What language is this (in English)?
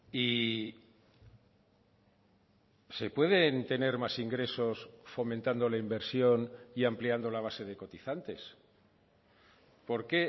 Spanish